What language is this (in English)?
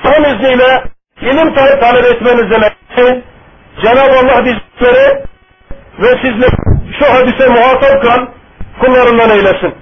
Turkish